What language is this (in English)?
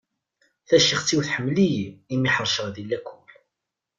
Kabyle